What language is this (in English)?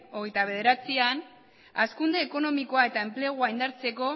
Basque